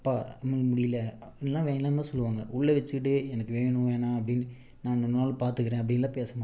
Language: Tamil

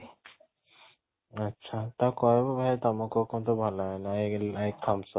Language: Odia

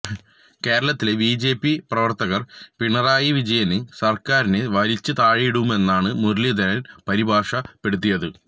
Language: Malayalam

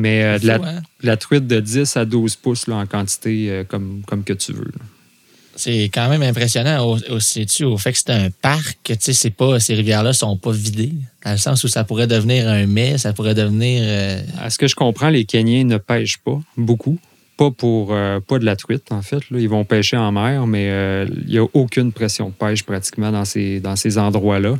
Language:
French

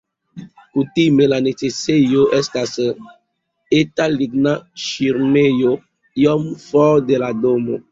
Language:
Esperanto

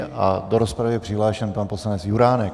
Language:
Czech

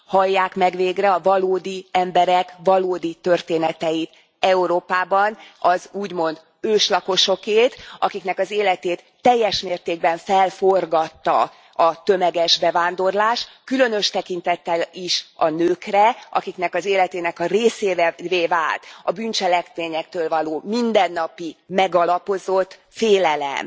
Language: Hungarian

